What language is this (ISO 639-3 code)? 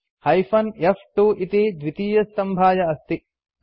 san